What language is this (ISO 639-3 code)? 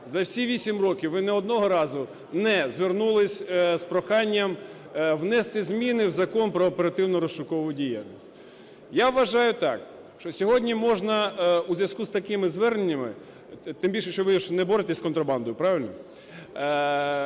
ukr